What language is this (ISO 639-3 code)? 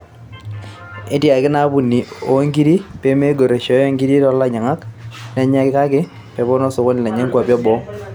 mas